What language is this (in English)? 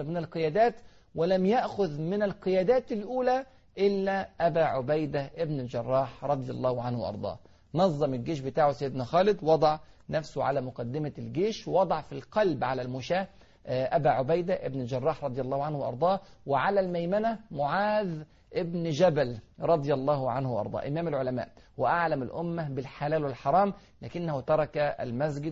Arabic